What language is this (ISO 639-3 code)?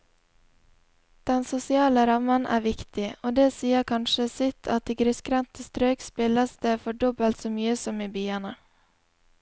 nor